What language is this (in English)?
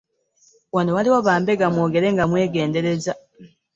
Ganda